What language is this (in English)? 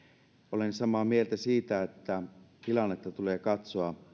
Finnish